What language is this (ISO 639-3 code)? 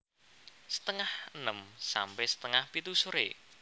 jav